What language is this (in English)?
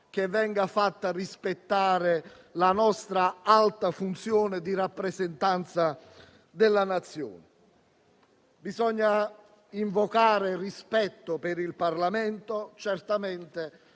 Italian